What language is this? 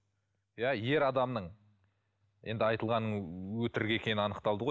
Kazakh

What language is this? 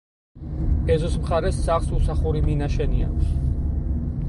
Georgian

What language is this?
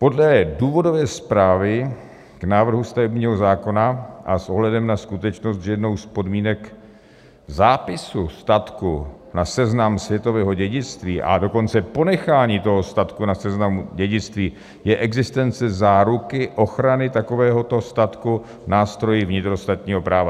Czech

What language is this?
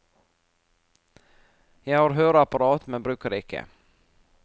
Norwegian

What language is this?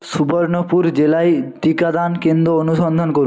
Bangla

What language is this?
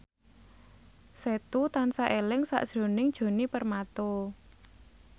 Javanese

